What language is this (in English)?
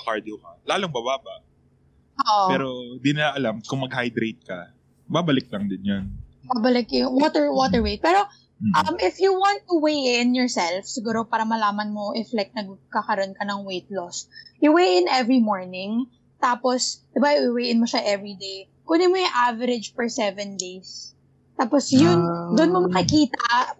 Filipino